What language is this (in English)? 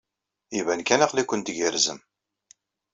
Kabyle